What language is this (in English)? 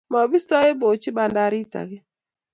Kalenjin